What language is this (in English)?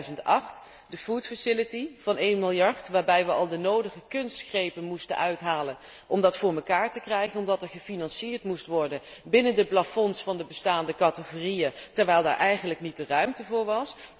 Dutch